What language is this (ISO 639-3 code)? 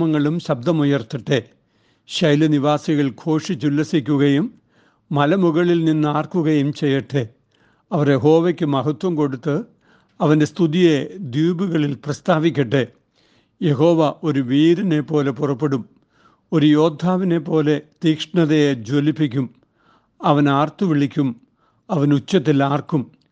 mal